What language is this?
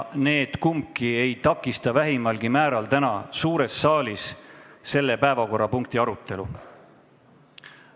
Estonian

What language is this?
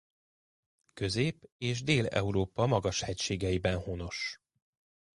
Hungarian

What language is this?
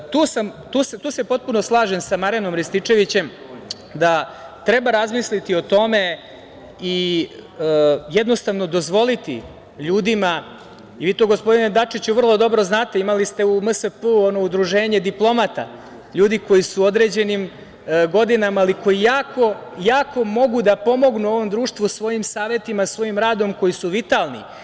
Serbian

